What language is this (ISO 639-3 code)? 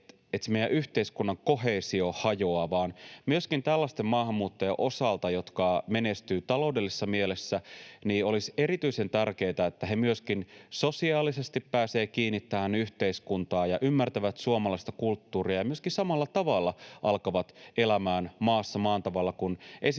fin